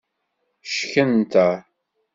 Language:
Kabyle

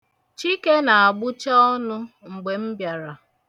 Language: Igbo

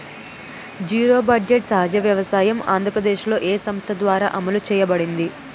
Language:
Telugu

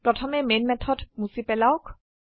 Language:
Assamese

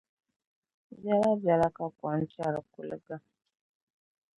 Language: Dagbani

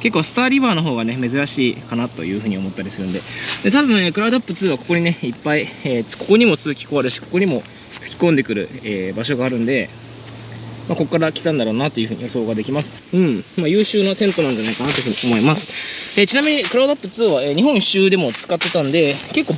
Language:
Japanese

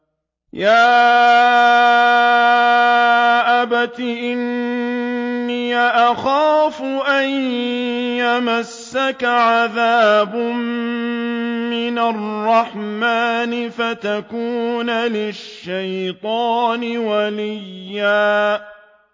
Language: Arabic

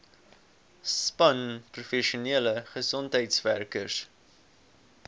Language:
Afrikaans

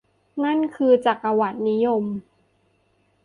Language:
Thai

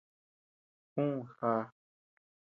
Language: Tepeuxila Cuicatec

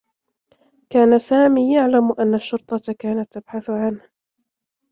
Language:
Arabic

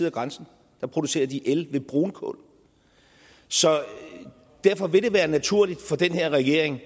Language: Danish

